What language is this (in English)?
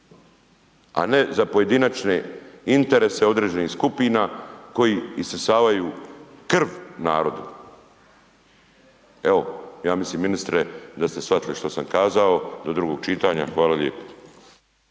Croatian